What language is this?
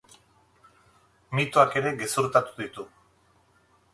Basque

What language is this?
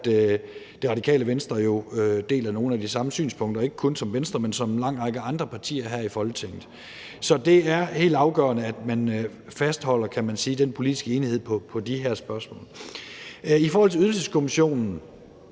Danish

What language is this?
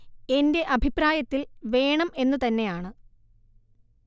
Malayalam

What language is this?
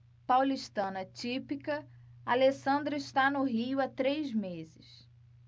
Portuguese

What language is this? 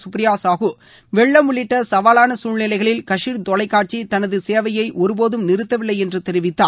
Tamil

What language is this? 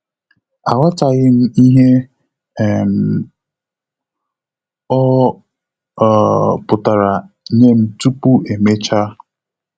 Igbo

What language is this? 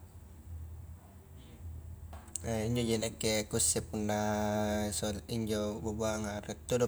Highland Konjo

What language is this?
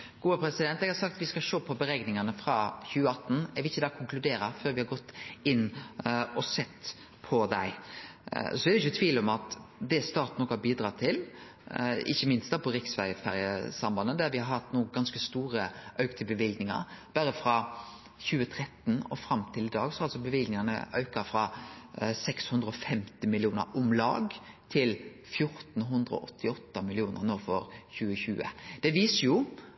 Norwegian Nynorsk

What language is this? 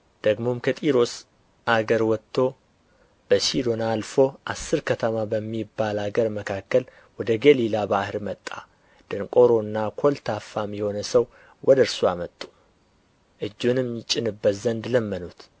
Amharic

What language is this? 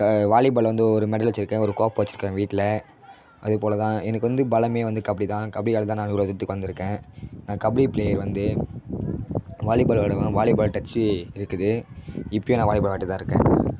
Tamil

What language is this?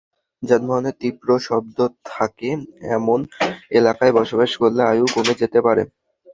Bangla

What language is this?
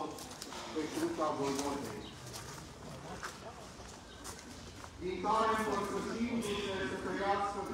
Romanian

